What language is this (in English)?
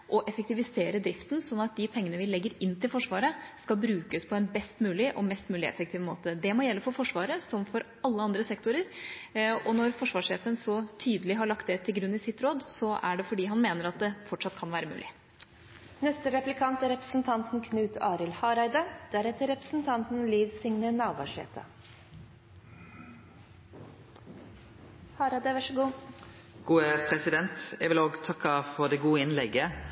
Norwegian